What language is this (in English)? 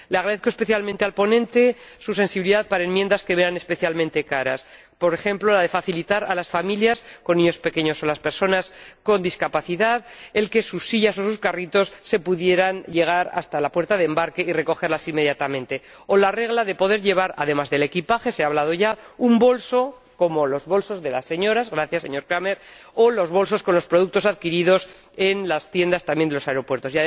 Spanish